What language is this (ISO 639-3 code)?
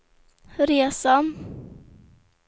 swe